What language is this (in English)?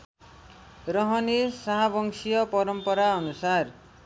Nepali